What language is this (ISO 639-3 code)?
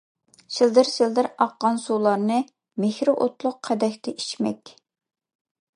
uig